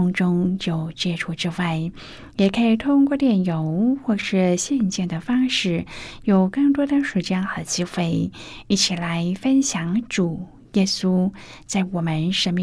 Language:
Chinese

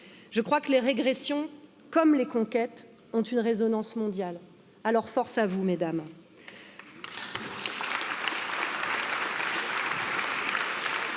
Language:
French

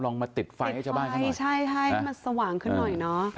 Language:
Thai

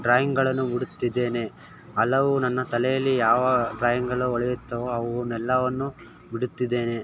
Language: Kannada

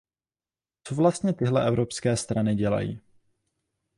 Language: Czech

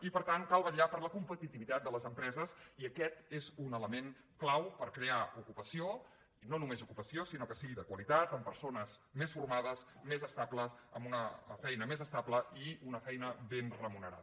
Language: Catalan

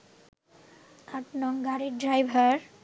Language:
Bangla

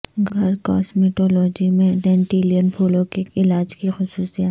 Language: Urdu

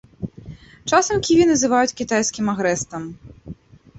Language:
Belarusian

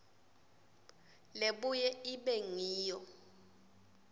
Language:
Swati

